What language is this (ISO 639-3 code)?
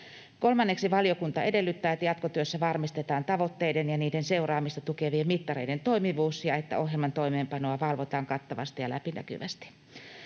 fin